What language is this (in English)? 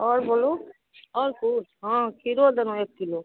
Maithili